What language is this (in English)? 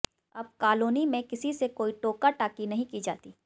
Hindi